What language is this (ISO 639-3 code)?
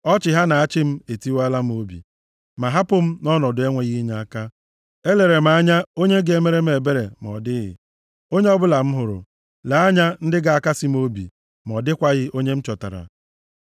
ibo